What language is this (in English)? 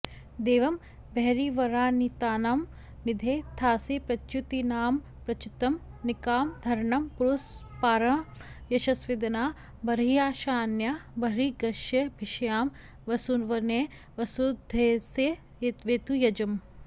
Sanskrit